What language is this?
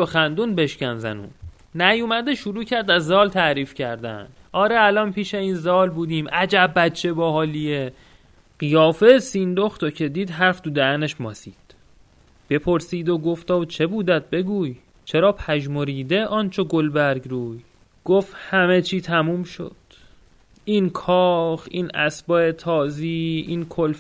Persian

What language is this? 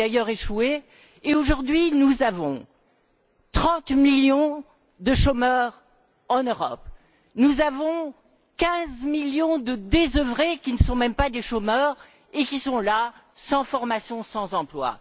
French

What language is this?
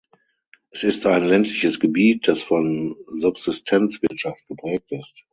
German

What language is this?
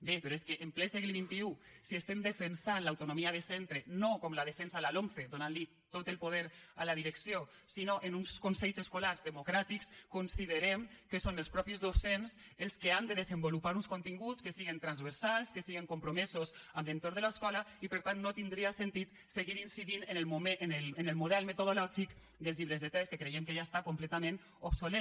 Catalan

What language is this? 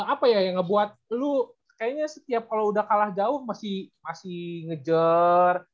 Indonesian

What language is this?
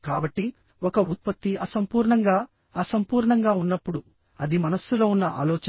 Telugu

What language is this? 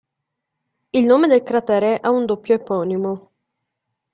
Italian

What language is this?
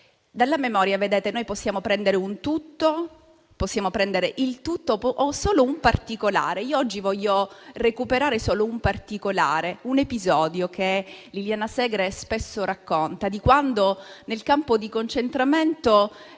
Italian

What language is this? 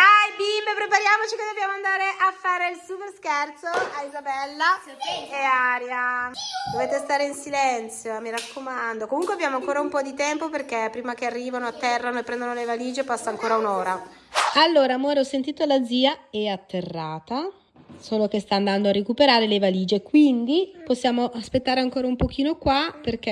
Italian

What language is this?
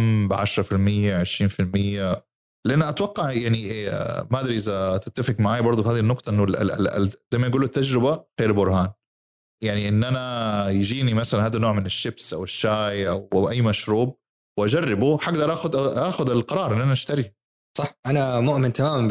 Arabic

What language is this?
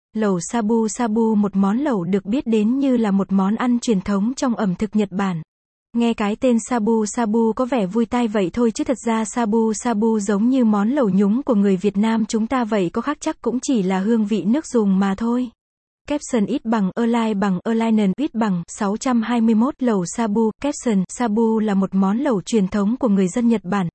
Vietnamese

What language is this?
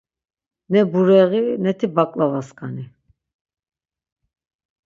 Laz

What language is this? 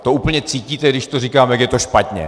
Czech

